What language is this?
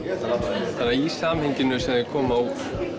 Icelandic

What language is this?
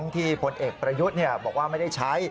Thai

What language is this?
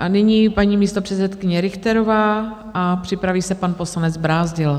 Czech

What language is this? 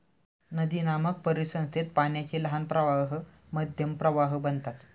Marathi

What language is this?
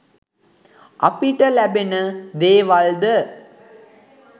Sinhala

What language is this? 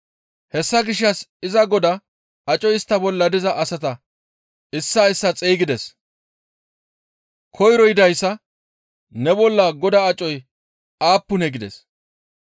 Gamo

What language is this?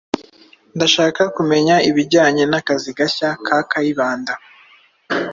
Kinyarwanda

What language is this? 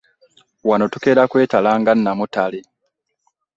Ganda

